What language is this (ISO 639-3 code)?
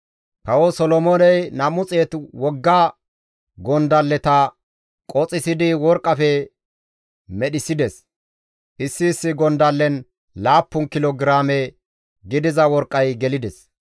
gmv